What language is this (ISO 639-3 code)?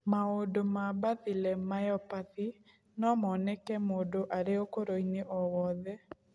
kik